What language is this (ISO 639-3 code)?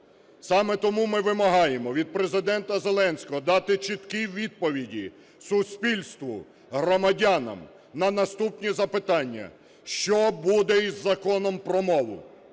ukr